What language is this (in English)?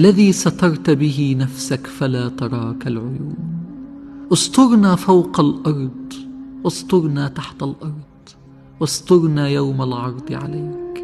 Arabic